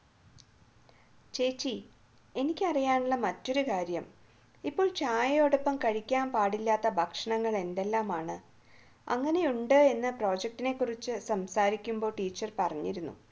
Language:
Malayalam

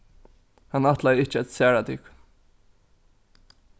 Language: Faroese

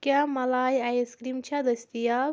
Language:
Kashmiri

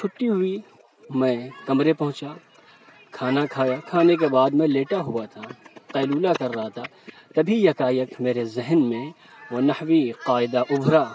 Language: Urdu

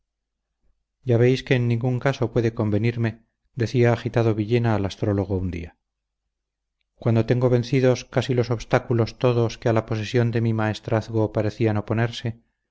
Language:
Spanish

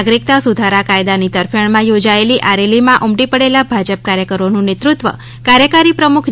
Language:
Gujarati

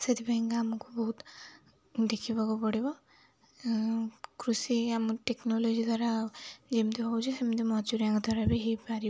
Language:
Odia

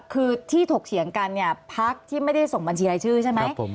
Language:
Thai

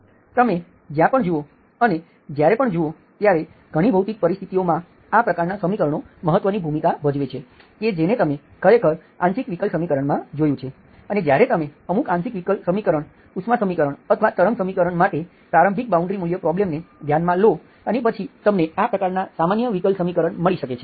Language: Gujarati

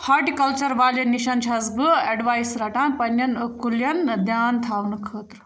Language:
Kashmiri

